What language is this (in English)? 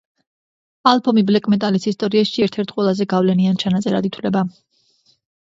Georgian